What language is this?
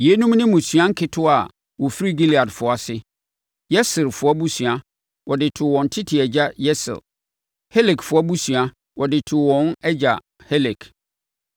Akan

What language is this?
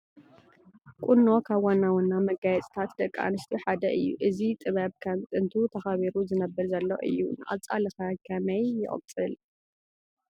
Tigrinya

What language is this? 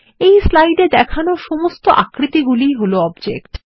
Bangla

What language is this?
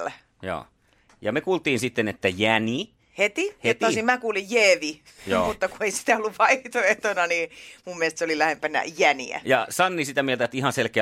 Finnish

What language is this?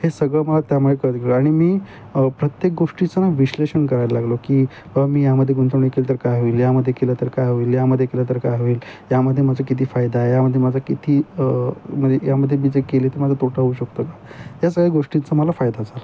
Marathi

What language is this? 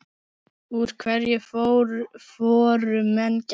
Icelandic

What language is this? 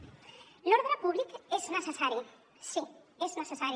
Catalan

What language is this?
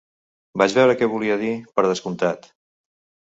Catalan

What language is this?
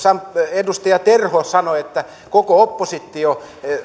Finnish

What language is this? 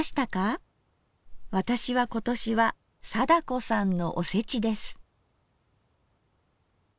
Japanese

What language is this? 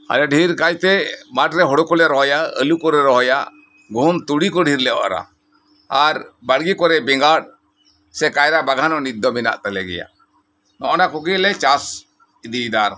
Santali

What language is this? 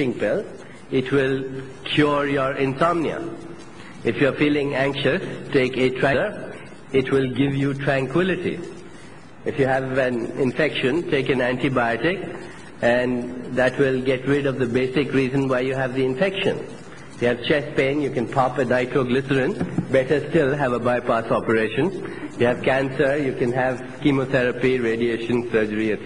English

